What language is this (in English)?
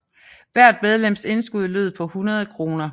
Danish